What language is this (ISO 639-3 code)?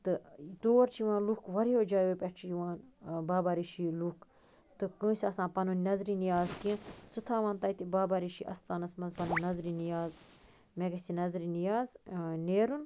kas